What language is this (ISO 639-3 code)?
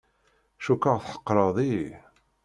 kab